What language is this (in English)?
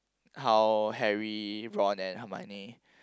English